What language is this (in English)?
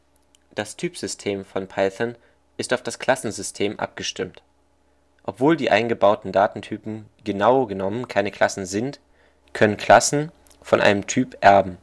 German